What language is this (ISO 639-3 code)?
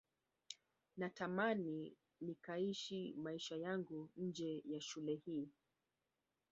swa